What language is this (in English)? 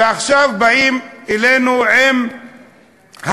Hebrew